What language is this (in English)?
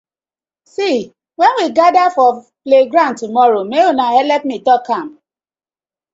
Nigerian Pidgin